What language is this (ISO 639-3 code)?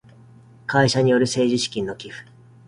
jpn